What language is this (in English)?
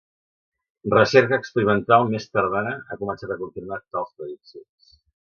Catalan